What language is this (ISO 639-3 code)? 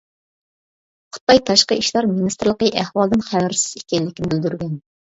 uig